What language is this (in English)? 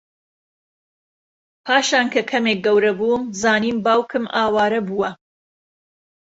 Central Kurdish